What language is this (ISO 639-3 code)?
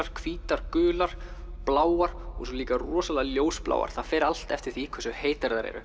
isl